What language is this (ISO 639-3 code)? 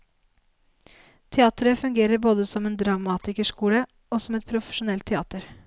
nor